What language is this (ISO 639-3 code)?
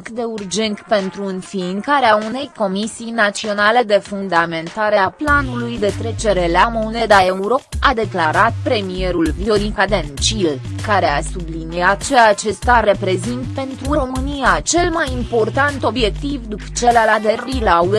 ron